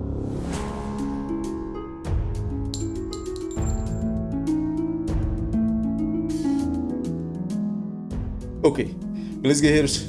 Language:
Portuguese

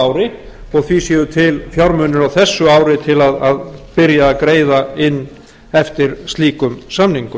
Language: Icelandic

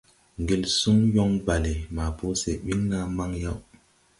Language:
Tupuri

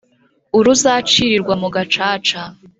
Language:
Kinyarwanda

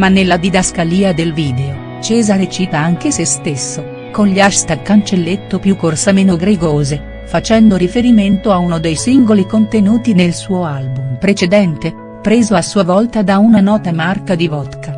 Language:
Italian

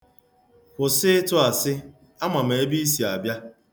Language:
Igbo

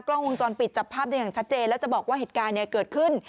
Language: Thai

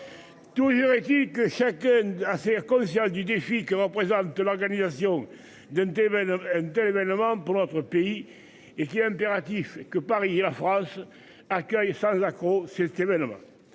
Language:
French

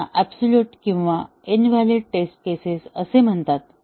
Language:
Marathi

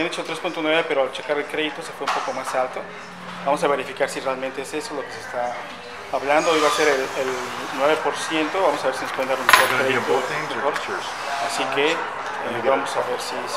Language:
Spanish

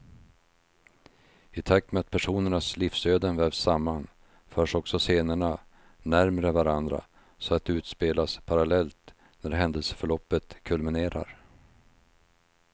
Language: Swedish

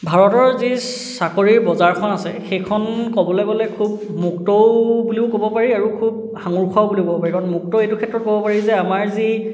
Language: Assamese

